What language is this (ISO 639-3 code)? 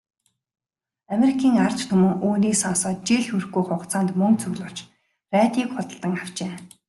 mon